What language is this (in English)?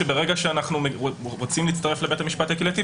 Hebrew